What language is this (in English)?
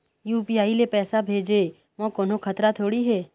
Chhattisgarhi